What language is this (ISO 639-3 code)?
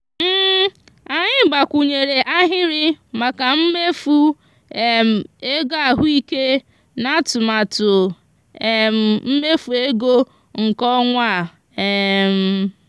ibo